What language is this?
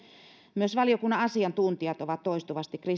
Finnish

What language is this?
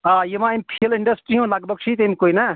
Kashmiri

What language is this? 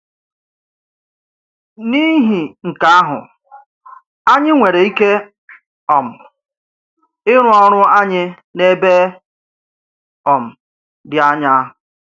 Igbo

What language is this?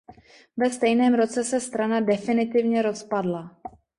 Czech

